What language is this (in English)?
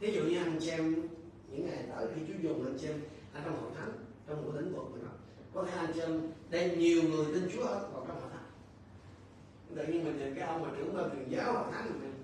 Vietnamese